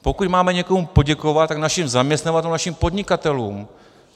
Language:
Czech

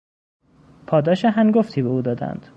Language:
Persian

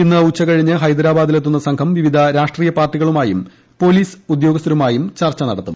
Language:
Malayalam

